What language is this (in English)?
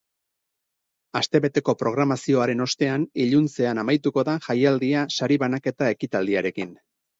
Basque